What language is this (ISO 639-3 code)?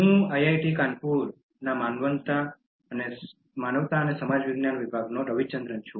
guj